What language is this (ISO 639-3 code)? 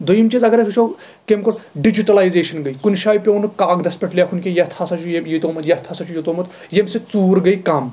kas